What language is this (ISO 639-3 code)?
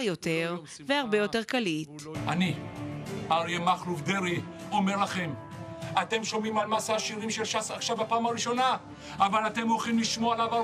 heb